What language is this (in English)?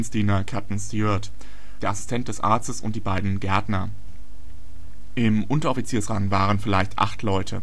German